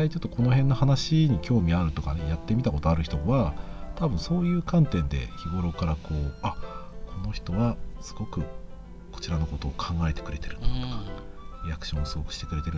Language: Japanese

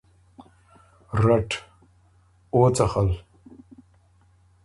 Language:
Ormuri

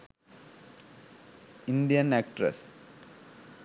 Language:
Sinhala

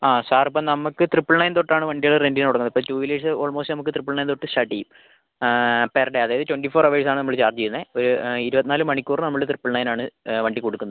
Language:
Malayalam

